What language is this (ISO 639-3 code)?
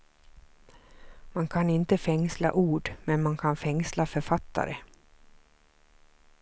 swe